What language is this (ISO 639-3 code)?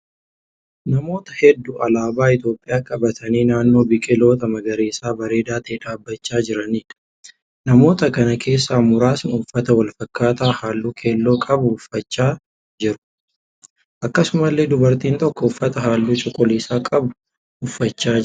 orm